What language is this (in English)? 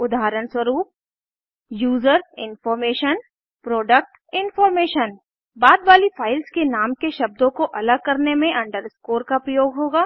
Hindi